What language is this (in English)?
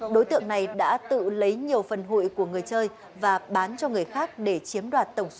Vietnamese